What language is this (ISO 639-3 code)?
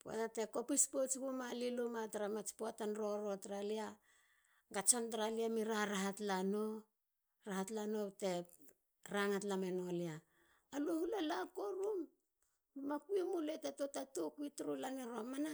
hla